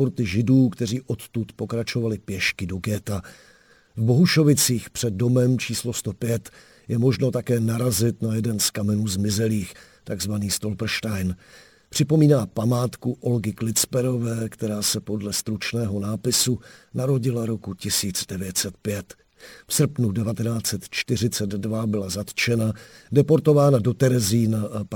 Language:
Czech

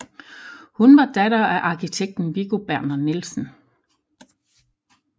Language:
Danish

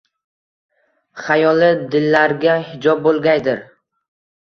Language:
Uzbek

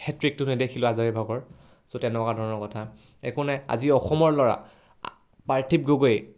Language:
Assamese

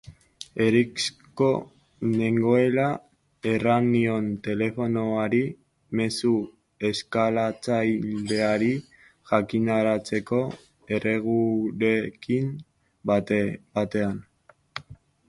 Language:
Basque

